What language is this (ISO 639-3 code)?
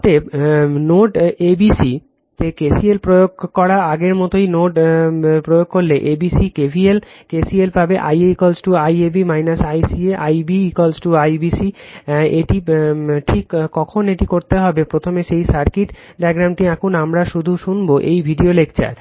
ben